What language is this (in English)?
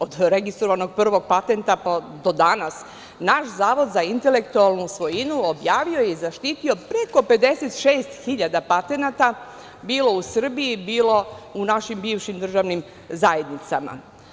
Serbian